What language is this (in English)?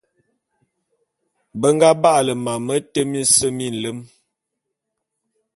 Bulu